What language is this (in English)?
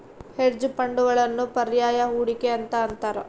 Kannada